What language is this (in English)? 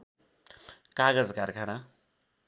Nepali